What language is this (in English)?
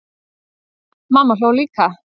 Icelandic